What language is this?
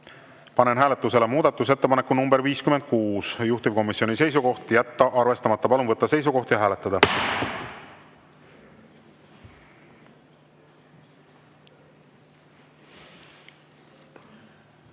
Estonian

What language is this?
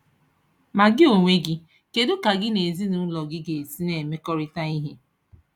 Igbo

